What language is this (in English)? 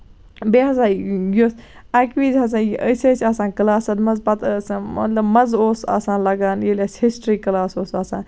Kashmiri